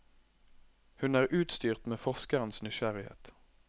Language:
Norwegian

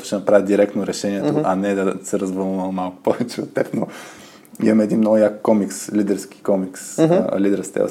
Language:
Bulgarian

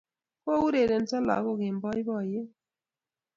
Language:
Kalenjin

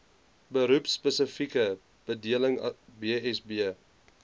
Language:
Afrikaans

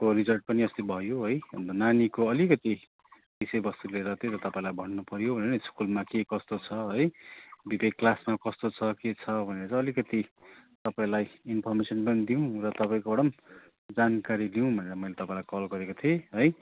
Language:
Nepali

